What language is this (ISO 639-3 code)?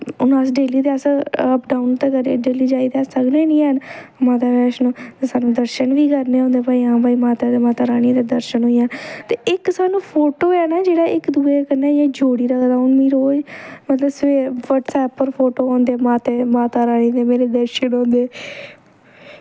doi